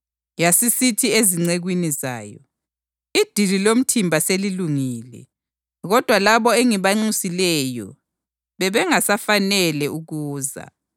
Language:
North Ndebele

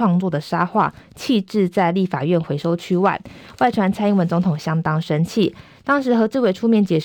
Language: Chinese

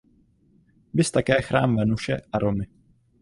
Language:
Czech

